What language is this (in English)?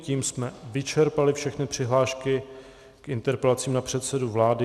Czech